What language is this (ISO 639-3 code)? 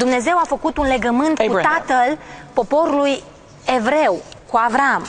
ron